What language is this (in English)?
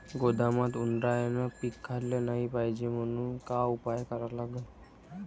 Marathi